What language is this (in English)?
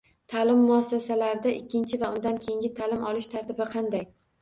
Uzbek